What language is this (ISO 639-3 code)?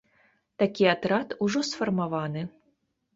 bel